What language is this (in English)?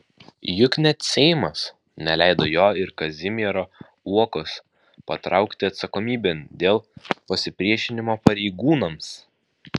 Lithuanian